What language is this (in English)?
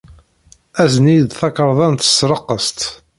Kabyle